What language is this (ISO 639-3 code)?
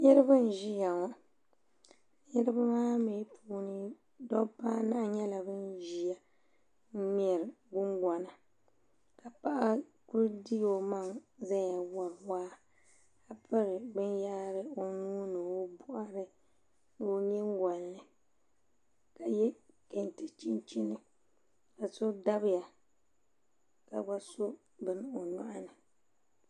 dag